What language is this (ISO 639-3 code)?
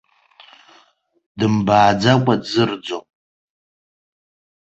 abk